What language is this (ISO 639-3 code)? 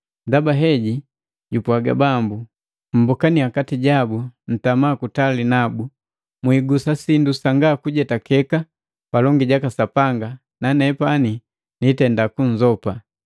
mgv